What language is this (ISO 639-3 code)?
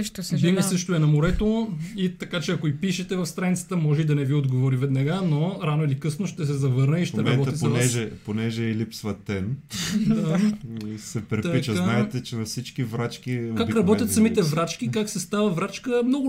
bul